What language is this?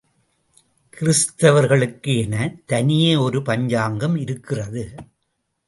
Tamil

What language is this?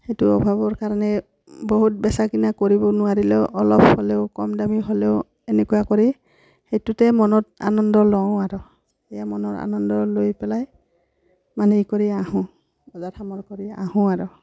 Assamese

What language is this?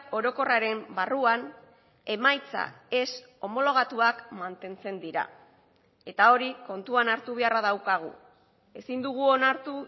Basque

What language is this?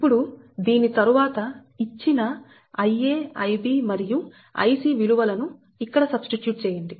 Telugu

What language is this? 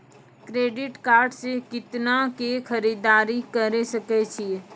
Maithili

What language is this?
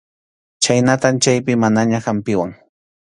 Arequipa-La Unión Quechua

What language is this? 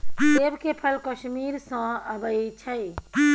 Maithili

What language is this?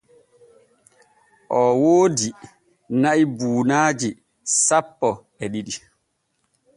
Borgu Fulfulde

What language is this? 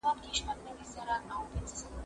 Pashto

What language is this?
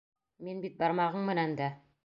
Bashkir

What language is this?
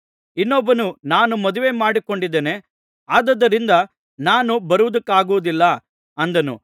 Kannada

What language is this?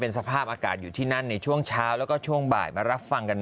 Thai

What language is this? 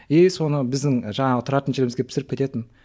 Kazakh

